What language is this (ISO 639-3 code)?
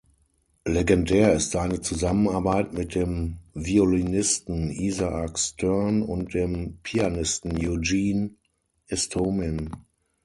deu